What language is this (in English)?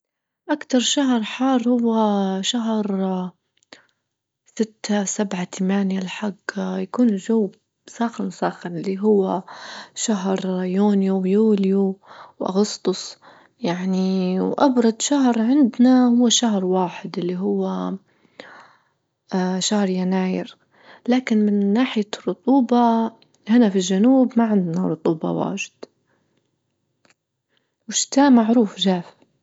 Libyan Arabic